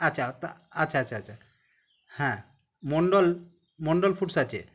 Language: Bangla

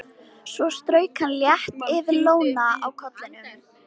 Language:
Icelandic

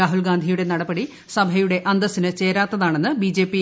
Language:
Malayalam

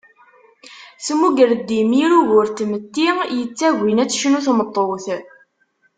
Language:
Kabyle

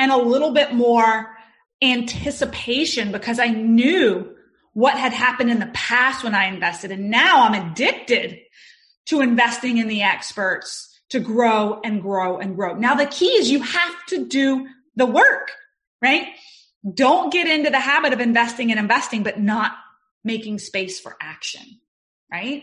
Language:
English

